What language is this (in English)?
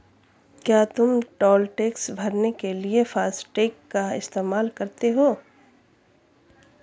Hindi